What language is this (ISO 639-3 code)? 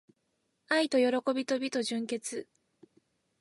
jpn